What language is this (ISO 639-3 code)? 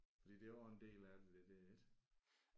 dan